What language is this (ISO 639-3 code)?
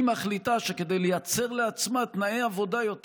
heb